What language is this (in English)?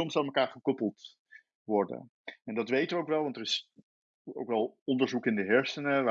Dutch